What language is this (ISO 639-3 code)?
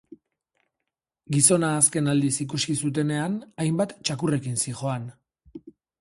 eus